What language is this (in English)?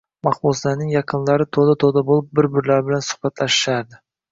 Uzbek